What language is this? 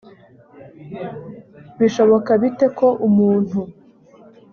Kinyarwanda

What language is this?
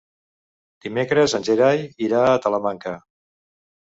Catalan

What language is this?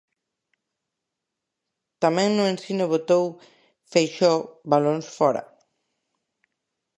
Galician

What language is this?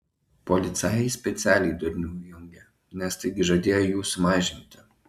Lithuanian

